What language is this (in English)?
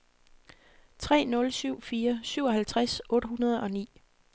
Danish